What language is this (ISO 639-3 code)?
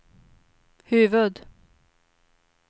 swe